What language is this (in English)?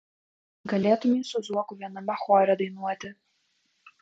Lithuanian